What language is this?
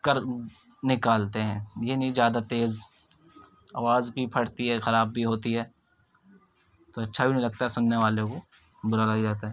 Urdu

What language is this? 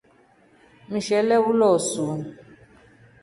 Rombo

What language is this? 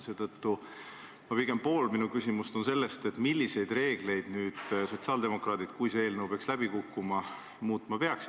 Estonian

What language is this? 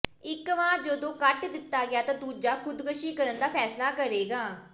Punjabi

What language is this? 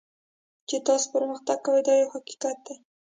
Pashto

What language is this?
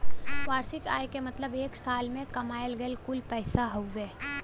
Bhojpuri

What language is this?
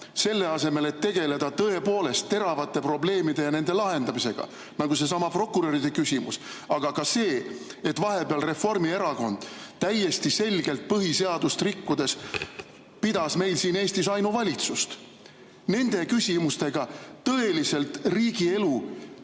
Estonian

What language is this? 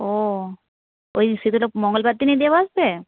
Bangla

